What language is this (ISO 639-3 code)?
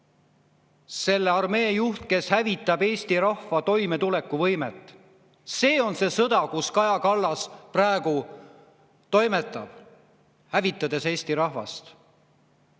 est